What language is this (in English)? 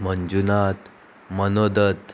Konkani